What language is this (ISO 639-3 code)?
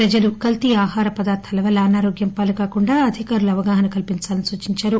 tel